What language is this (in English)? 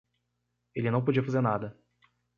Portuguese